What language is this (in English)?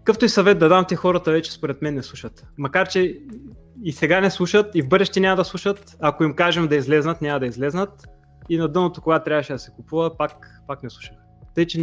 Bulgarian